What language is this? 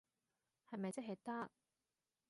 Cantonese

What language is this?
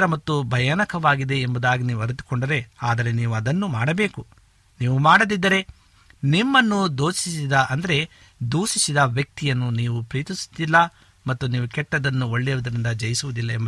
Kannada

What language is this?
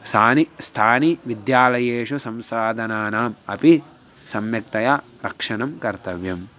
Sanskrit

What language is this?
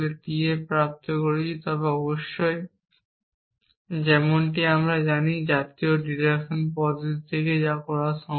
Bangla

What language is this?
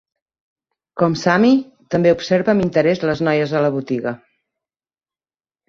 Catalan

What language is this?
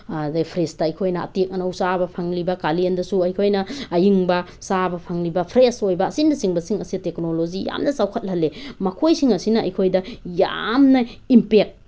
Manipuri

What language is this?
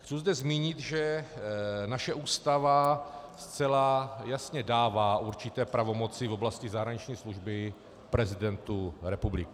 Czech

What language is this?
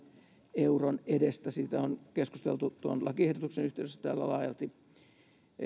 Finnish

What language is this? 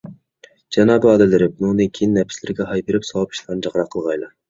Uyghur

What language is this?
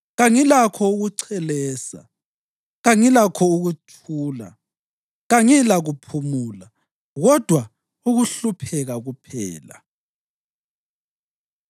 North Ndebele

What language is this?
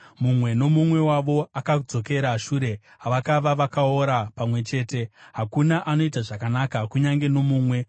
Shona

